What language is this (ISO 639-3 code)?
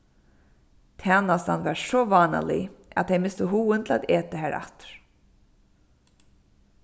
fao